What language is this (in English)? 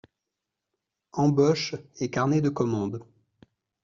French